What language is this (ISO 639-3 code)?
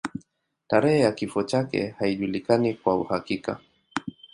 swa